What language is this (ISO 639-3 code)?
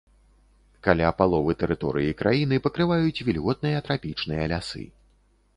bel